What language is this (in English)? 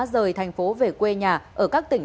Vietnamese